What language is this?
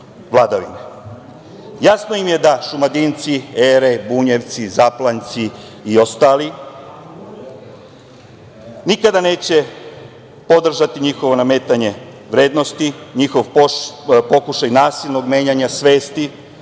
Serbian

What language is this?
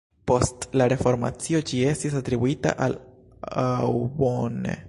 Esperanto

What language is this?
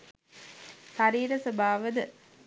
Sinhala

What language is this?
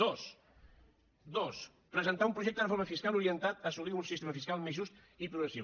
Catalan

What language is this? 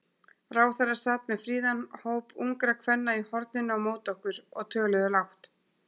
Icelandic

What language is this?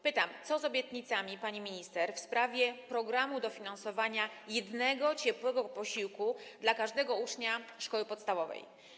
Polish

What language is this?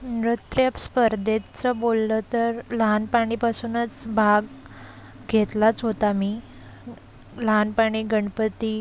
Marathi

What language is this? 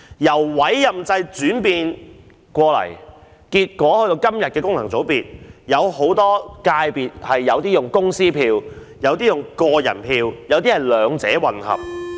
Cantonese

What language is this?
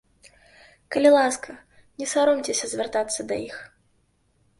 Belarusian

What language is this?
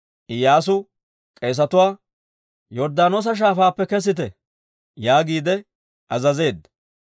Dawro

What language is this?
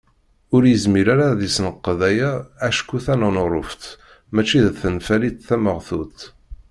Kabyle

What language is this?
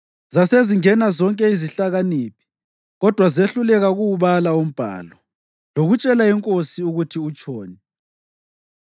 North Ndebele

